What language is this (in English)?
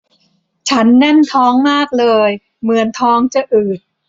Thai